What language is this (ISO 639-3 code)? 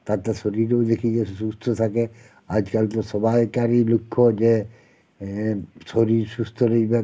ben